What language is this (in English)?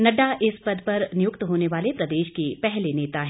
Hindi